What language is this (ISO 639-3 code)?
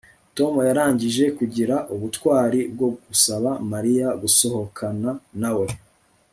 kin